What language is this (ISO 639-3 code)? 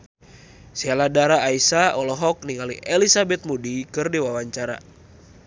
sun